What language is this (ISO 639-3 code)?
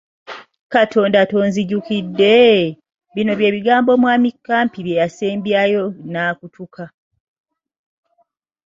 lug